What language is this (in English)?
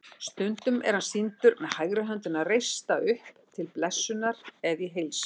Icelandic